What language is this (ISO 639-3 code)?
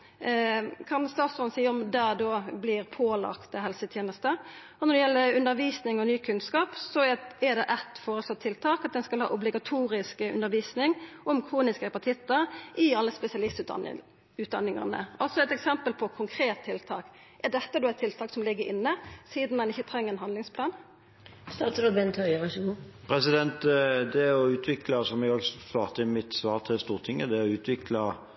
nor